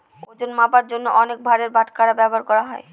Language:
Bangla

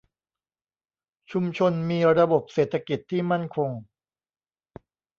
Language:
Thai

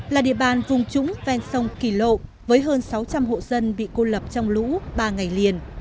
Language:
Vietnamese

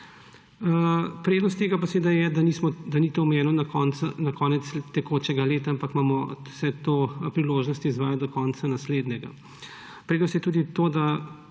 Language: Slovenian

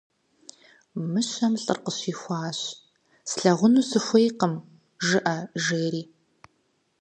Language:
Kabardian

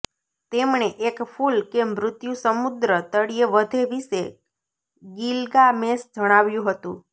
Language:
Gujarati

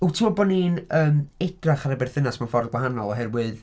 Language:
Welsh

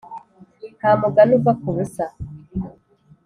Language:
Kinyarwanda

